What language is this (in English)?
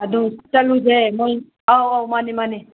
Manipuri